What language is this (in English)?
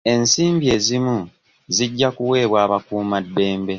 Ganda